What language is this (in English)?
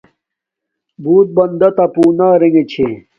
Domaaki